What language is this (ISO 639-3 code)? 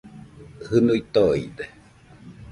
hux